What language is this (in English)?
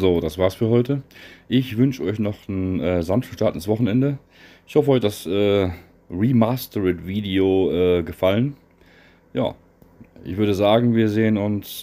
German